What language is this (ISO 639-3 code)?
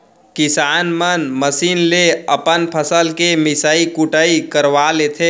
hne